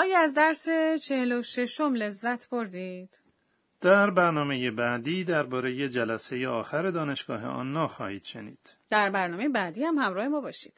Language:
Persian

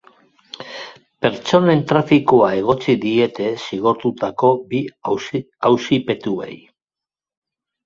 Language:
Basque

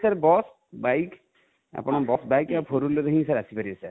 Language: Odia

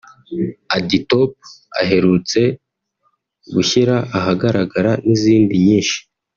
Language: Kinyarwanda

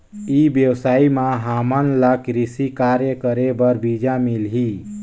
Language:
Chhattisgarhi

